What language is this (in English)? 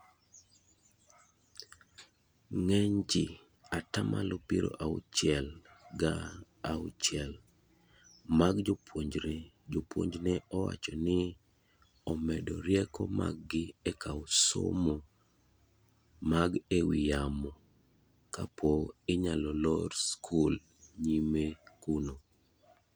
Luo (Kenya and Tanzania)